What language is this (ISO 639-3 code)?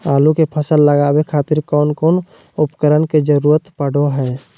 mag